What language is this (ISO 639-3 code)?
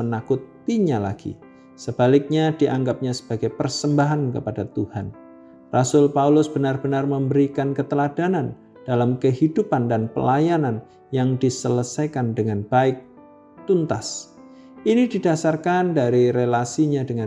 ind